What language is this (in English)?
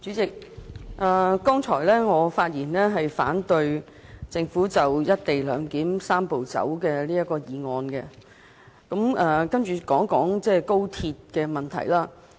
Cantonese